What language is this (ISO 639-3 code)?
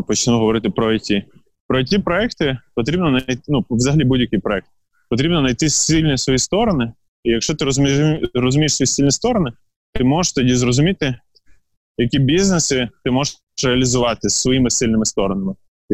ukr